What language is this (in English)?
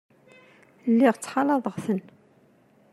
Kabyle